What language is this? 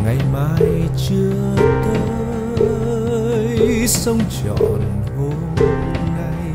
Vietnamese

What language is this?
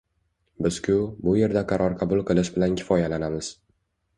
Uzbek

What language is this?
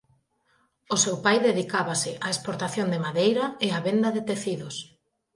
Galician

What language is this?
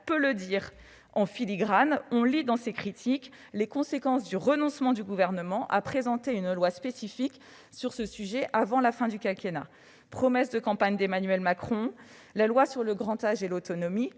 French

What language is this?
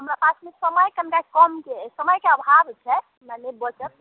Maithili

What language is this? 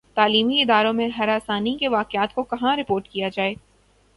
Urdu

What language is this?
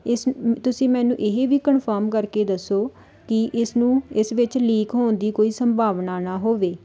Punjabi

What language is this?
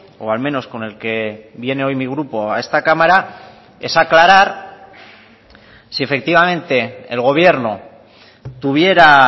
Spanish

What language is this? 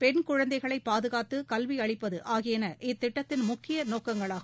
Tamil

